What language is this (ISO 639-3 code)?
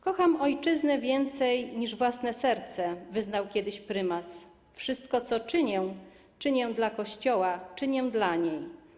pol